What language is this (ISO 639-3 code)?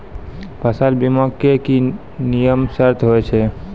mai